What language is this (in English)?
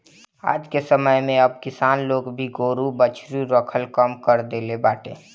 Bhojpuri